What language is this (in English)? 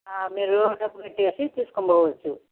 Telugu